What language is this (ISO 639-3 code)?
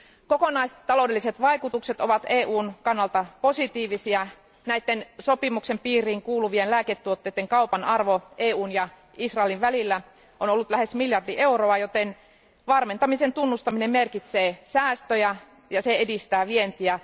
fin